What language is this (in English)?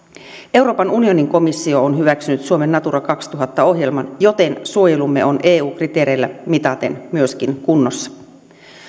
Finnish